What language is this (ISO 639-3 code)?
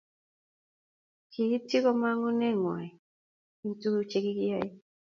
kln